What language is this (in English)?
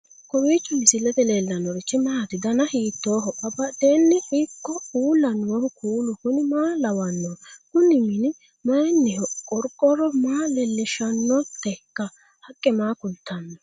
Sidamo